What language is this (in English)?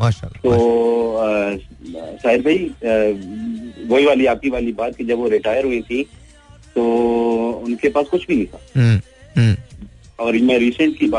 Hindi